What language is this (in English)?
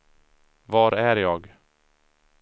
Swedish